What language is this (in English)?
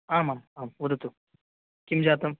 Sanskrit